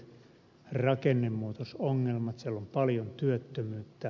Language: Finnish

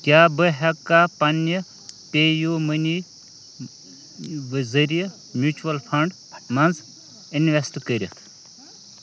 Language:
Kashmiri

